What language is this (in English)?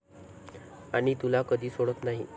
Marathi